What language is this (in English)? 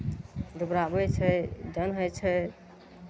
Maithili